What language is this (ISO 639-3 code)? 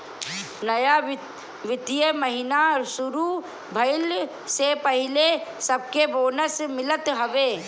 bho